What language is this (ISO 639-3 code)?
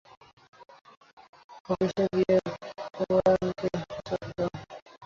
ben